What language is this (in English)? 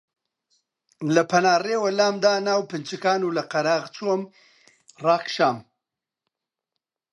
Central Kurdish